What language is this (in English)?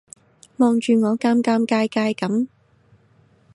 Cantonese